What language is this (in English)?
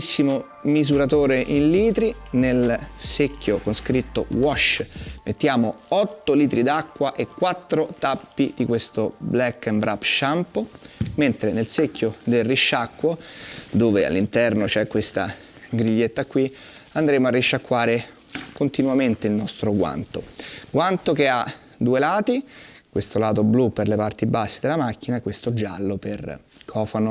Italian